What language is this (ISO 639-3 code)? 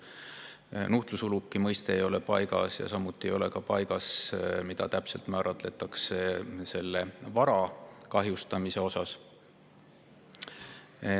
est